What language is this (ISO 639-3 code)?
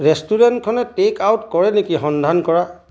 asm